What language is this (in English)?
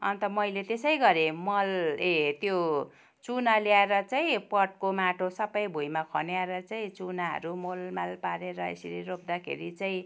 Nepali